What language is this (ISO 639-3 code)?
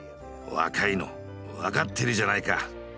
jpn